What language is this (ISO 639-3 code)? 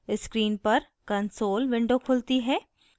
hin